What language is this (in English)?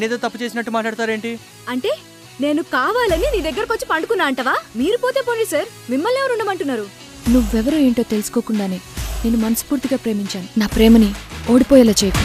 Hindi